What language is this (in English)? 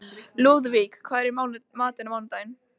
Icelandic